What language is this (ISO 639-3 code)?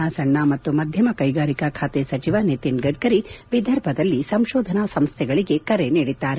kan